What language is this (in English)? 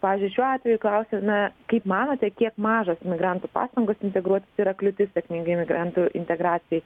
Lithuanian